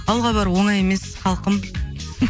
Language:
Kazakh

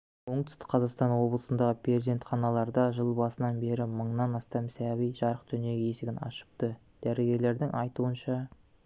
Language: Kazakh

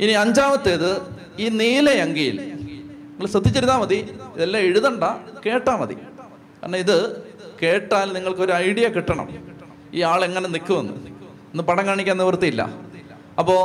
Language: Malayalam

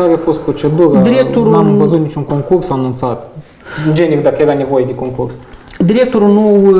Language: Romanian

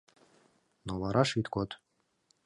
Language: Mari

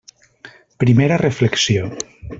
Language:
Catalan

